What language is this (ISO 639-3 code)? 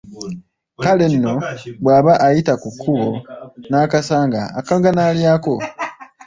lug